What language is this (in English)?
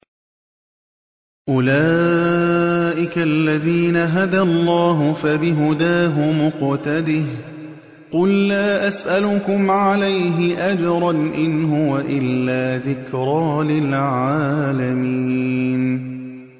Arabic